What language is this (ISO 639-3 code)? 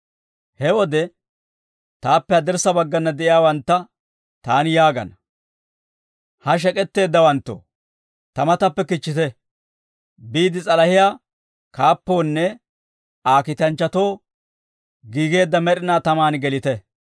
dwr